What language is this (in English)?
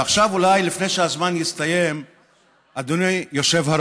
Hebrew